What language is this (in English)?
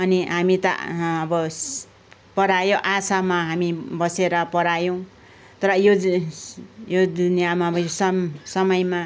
Nepali